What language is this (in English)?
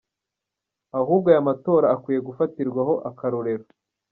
Kinyarwanda